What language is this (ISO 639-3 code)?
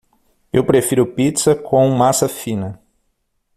por